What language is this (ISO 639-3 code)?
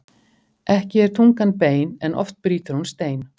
isl